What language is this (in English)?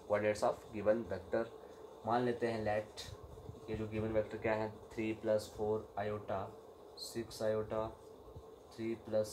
Hindi